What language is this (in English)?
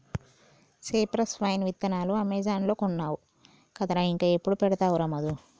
Telugu